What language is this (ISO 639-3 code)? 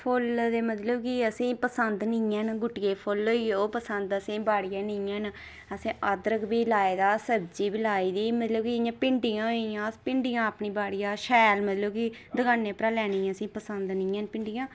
doi